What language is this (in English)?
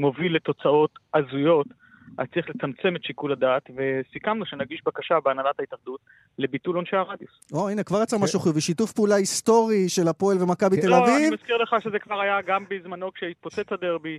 Hebrew